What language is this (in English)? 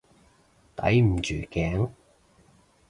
Cantonese